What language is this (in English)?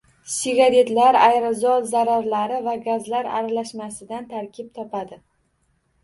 Uzbek